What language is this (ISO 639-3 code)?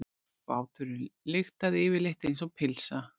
isl